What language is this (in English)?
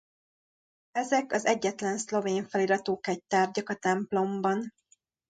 Hungarian